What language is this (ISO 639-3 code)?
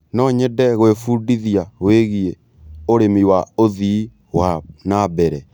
kik